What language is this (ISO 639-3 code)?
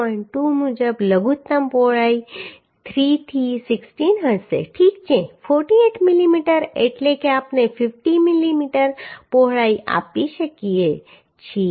guj